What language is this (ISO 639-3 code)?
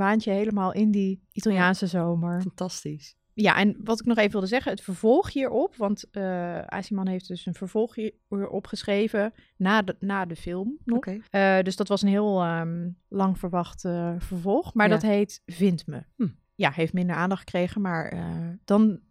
nld